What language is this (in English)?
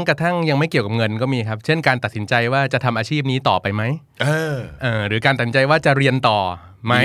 Thai